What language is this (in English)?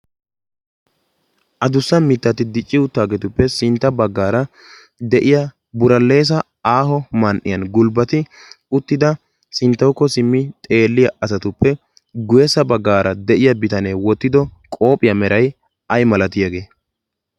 Wolaytta